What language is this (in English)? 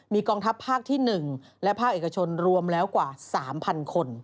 Thai